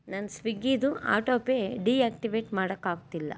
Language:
Kannada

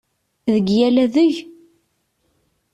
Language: Kabyle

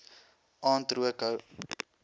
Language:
Afrikaans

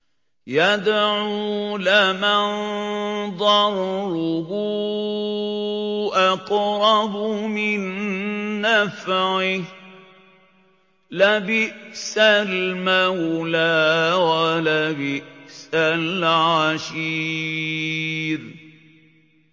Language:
Arabic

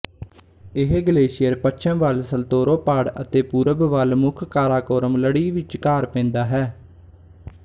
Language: Punjabi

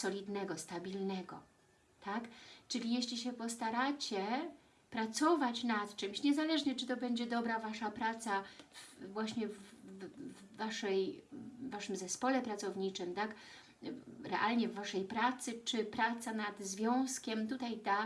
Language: Polish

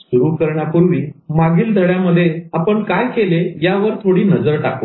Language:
Marathi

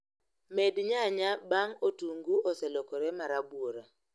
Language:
Luo (Kenya and Tanzania)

